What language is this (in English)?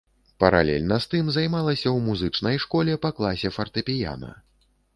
Belarusian